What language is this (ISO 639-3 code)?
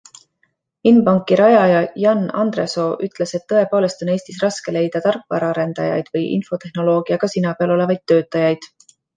est